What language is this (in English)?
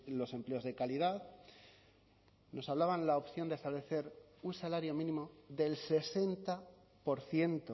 Spanish